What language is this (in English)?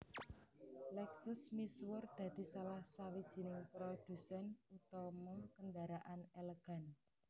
Javanese